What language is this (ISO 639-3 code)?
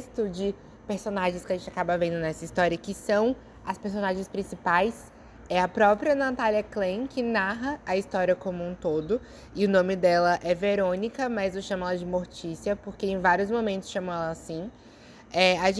por